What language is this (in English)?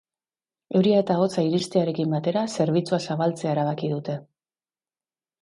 Basque